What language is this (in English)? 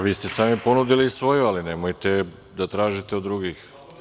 Serbian